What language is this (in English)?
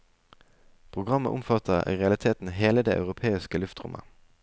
Norwegian